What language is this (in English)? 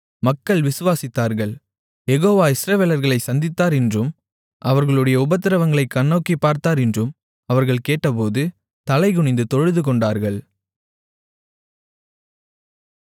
Tamil